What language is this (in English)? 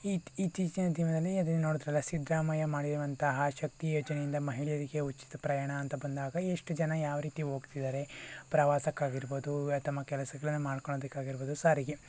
Kannada